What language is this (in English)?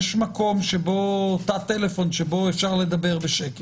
Hebrew